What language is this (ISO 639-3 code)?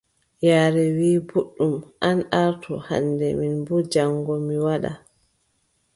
fub